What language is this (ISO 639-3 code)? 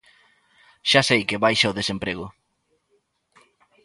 glg